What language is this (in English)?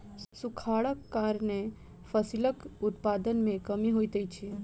Maithili